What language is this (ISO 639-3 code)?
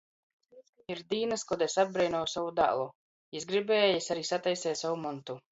ltg